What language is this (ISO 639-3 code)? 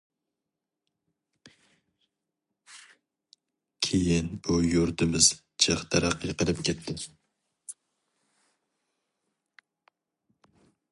uig